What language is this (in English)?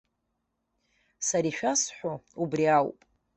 Abkhazian